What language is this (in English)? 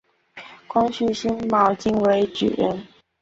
Chinese